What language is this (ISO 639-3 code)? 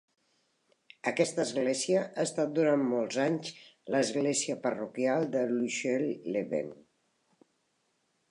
cat